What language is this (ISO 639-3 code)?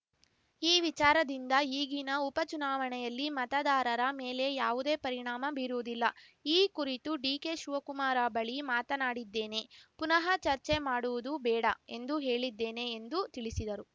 kan